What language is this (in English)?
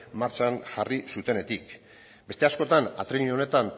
Basque